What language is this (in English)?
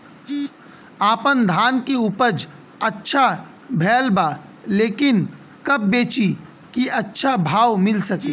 Bhojpuri